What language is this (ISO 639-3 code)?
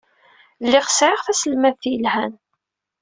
kab